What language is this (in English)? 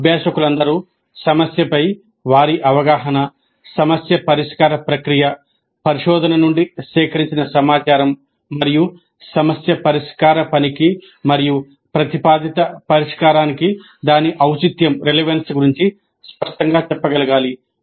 Telugu